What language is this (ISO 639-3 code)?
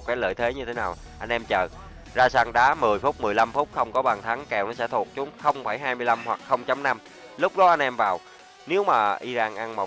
vie